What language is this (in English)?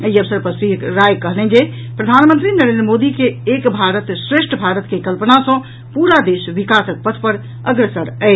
Maithili